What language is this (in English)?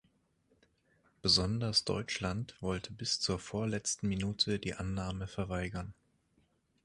German